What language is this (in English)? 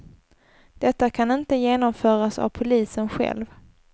Swedish